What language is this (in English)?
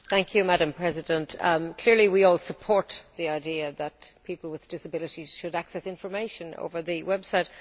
English